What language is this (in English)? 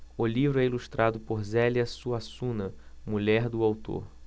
Portuguese